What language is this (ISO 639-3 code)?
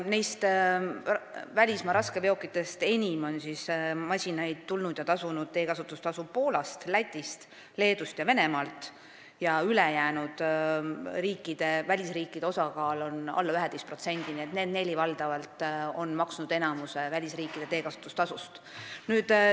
est